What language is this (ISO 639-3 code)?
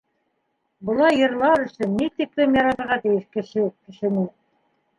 bak